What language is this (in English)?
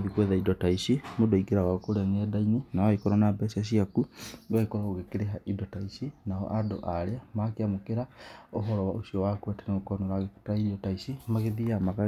Kikuyu